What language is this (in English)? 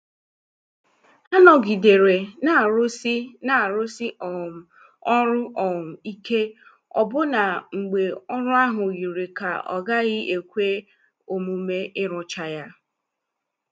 Igbo